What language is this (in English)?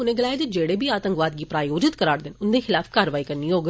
Dogri